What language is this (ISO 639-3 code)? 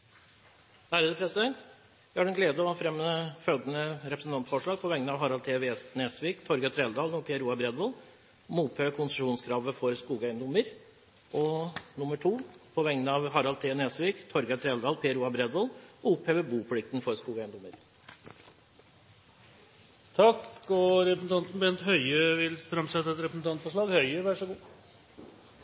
nor